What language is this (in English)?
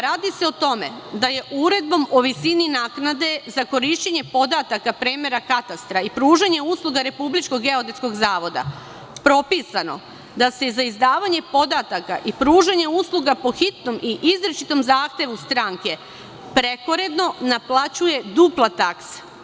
Serbian